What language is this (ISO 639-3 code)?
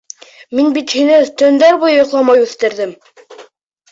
bak